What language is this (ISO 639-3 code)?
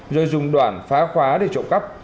vie